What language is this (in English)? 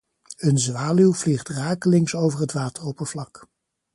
Dutch